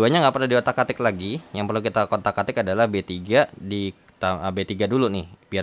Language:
Indonesian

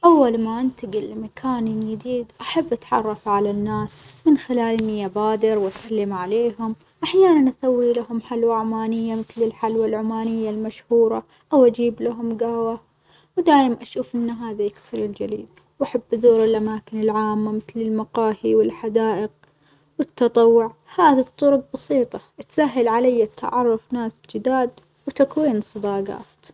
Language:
Omani Arabic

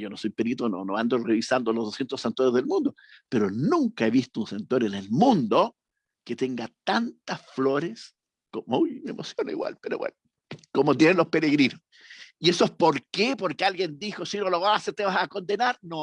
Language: Spanish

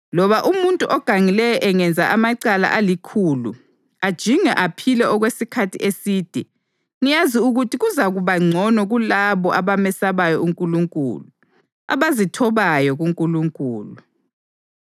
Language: North Ndebele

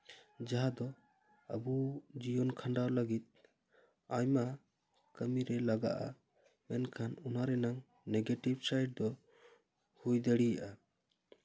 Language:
Santali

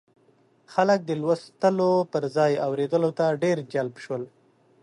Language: Pashto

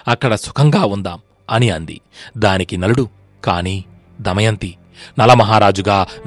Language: Telugu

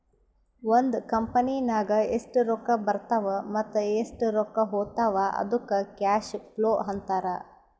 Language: Kannada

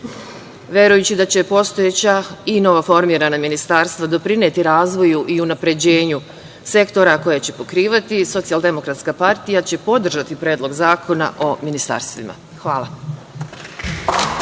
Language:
Serbian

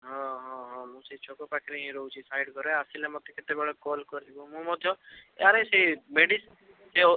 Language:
Odia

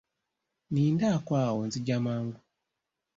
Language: Ganda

